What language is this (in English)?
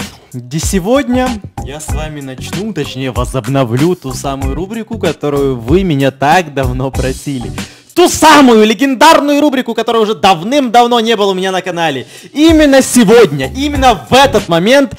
Russian